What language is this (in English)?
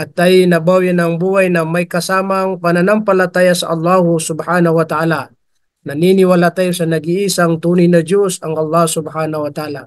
Filipino